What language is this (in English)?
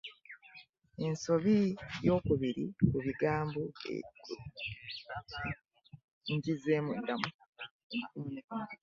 Ganda